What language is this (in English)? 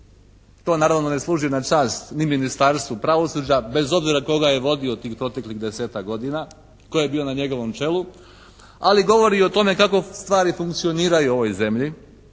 Croatian